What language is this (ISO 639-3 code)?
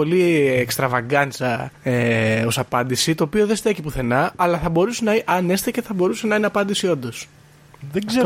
ell